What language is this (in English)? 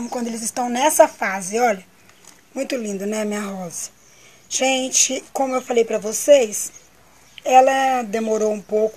Portuguese